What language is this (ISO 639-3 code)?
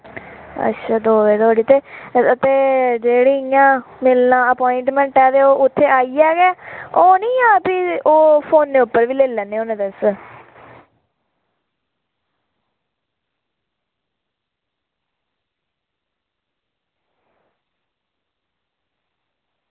doi